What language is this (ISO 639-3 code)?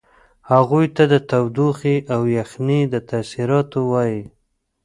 pus